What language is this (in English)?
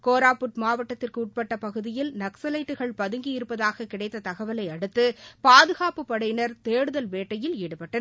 Tamil